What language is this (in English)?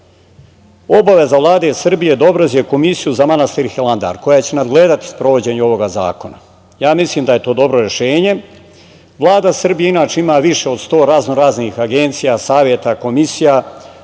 Serbian